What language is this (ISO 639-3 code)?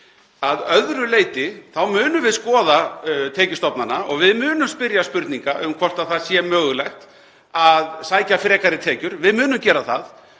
isl